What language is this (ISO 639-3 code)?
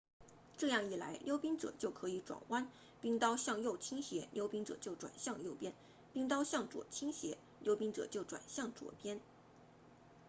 zho